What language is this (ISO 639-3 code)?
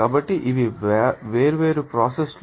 tel